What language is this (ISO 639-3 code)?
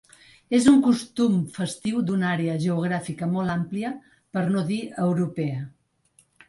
cat